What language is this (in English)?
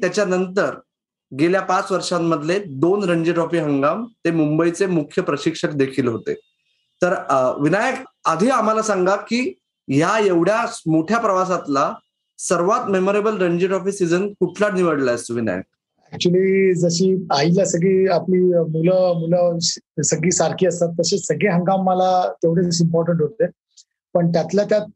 Marathi